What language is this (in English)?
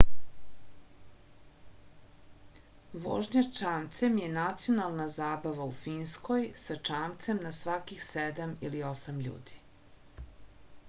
Serbian